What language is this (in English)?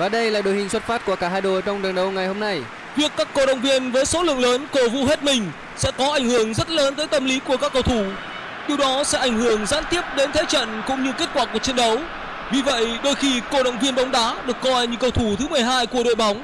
Vietnamese